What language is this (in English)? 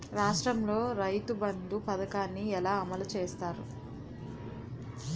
Telugu